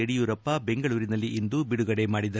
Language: Kannada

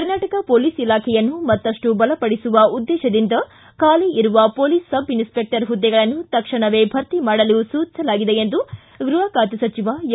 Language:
Kannada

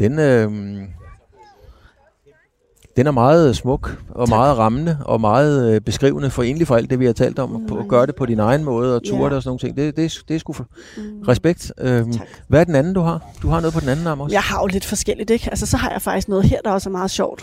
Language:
Danish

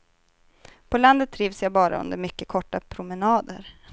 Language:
Swedish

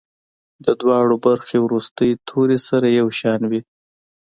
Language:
Pashto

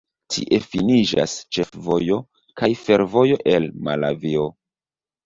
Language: Esperanto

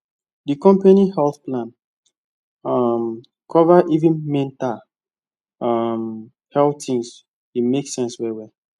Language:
Nigerian Pidgin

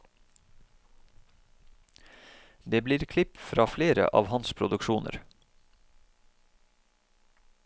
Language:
Norwegian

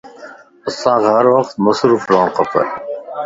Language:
Lasi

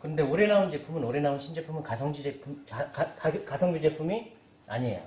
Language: Korean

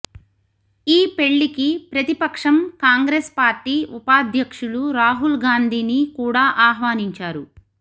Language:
Telugu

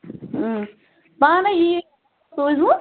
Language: Kashmiri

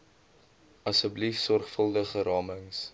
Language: Afrikaans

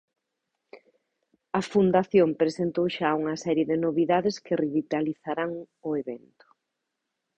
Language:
Galician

